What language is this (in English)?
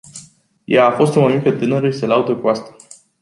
Romanian